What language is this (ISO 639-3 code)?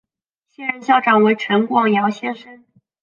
zho